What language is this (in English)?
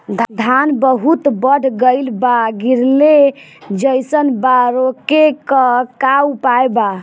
Bhojpuri